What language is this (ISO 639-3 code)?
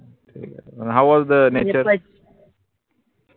mar